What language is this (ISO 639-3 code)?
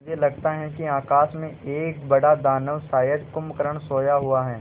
hin